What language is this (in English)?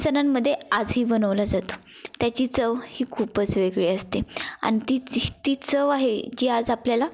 Marathi